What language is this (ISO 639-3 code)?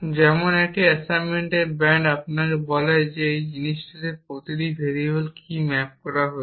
ben